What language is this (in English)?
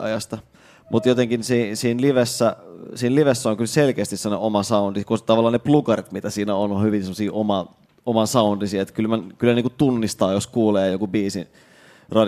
Finnish